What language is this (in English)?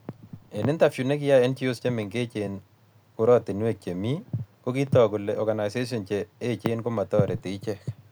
Kalenjin